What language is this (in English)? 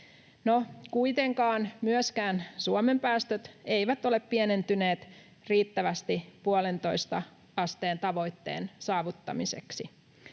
Finnish